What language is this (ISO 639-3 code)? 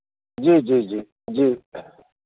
hin